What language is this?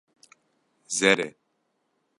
Kurdish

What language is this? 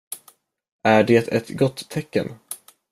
Swedish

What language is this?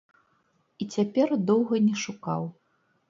Belarusian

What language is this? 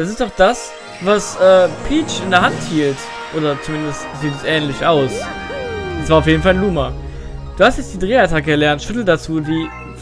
German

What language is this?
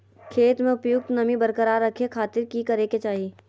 Magahi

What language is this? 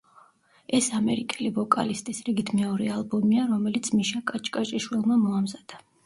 Georgian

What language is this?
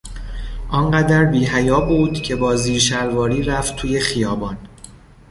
Persian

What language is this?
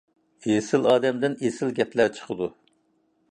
Uyghur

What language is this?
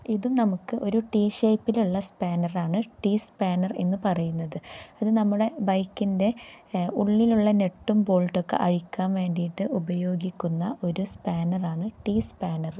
Malayalam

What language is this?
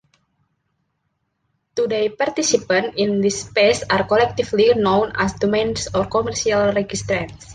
English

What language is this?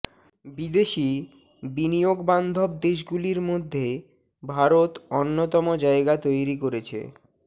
Bangla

